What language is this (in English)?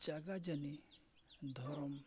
Santali